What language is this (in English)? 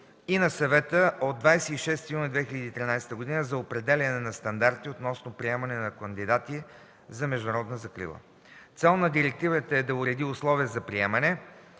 Bulgarian